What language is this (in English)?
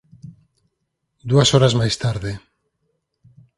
Galician